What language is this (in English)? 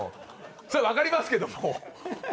Japanese